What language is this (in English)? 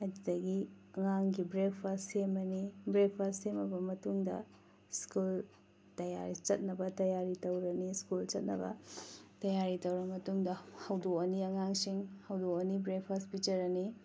Manipuri